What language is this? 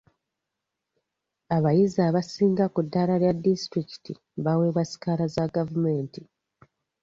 Ganda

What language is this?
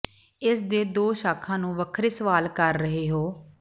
Punjabi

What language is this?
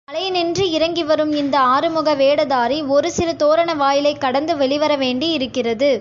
Tamil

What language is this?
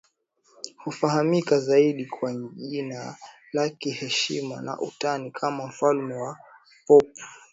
Swahili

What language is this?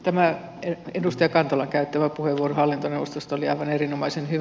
Finnish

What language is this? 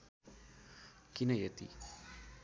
Nepali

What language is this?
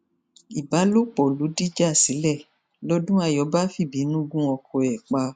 Yoruba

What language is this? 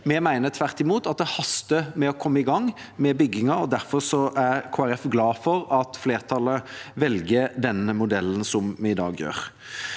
Norwegian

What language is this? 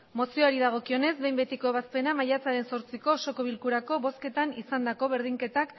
Basque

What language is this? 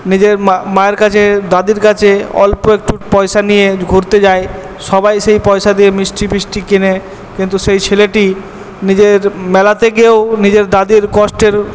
Bangla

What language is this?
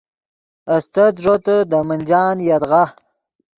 Yidgha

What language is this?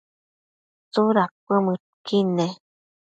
Matsés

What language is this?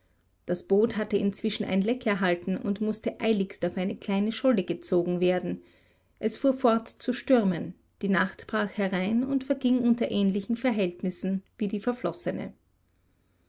German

